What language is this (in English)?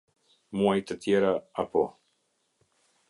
Albanian